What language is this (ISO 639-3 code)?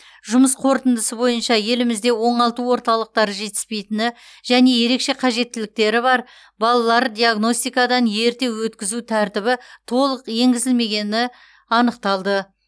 kaz